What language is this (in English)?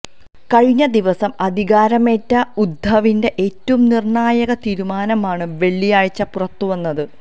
Malayalam